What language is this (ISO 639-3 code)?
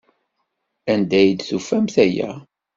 kab